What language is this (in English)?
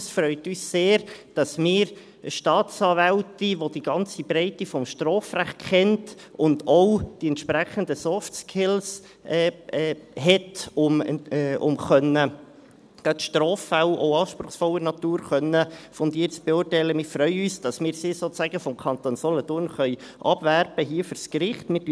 Swiss German